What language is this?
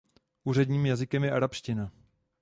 Czech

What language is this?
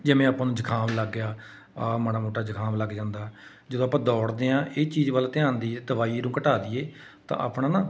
Punjabi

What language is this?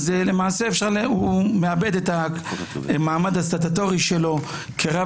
Hebrew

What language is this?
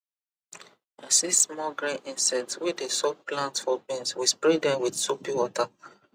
Nigerian Pidgin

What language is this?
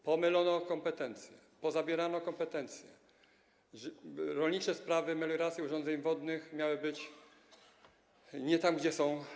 Polish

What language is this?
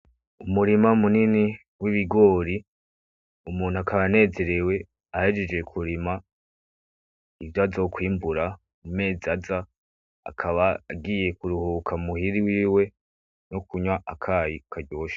Rundi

